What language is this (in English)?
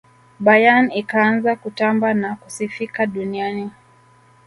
Swahili